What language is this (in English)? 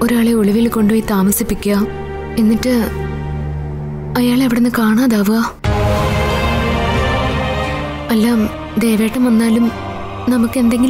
Hindi